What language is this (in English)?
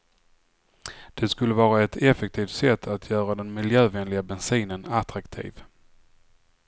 Swedish